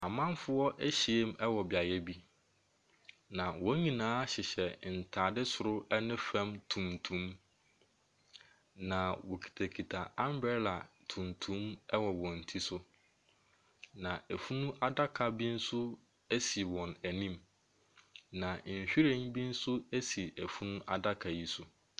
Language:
Akan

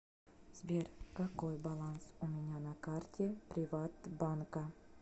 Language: Russian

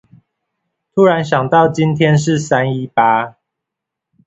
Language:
Chinese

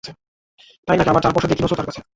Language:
Bangla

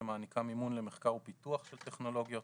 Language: Hebrew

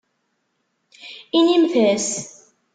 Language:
Kabyle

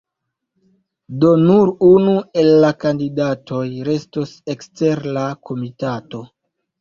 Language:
Esperanto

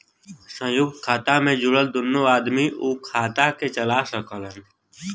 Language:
Bhojpuri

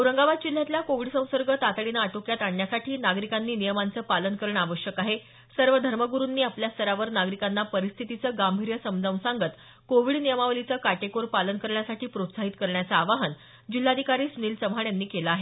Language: Marathi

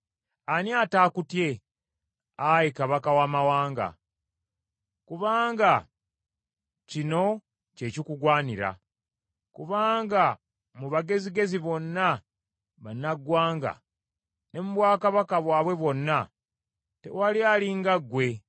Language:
Ganda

